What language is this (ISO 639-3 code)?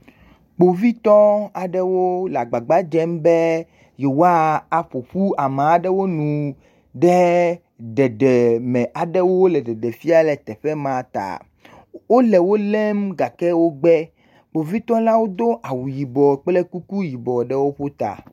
ewe